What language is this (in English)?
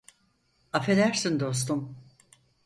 Turkish